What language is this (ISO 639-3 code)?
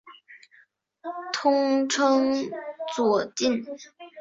zho